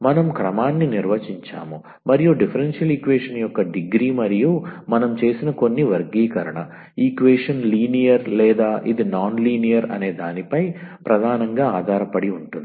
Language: Telugu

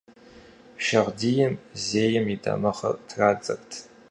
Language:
Kabardian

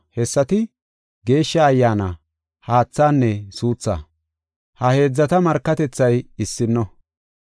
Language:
Gofa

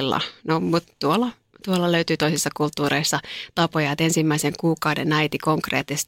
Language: Finnish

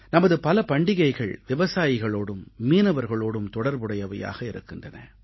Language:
Tamil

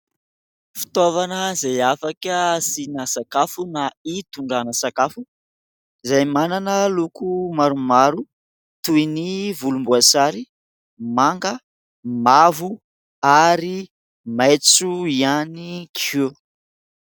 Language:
Malagasy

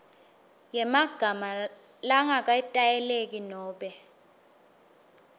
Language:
Swati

